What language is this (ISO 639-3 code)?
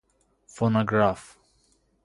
fas